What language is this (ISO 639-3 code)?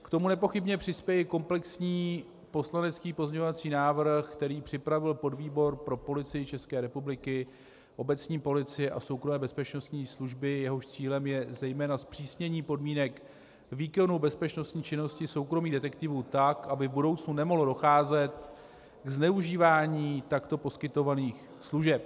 ces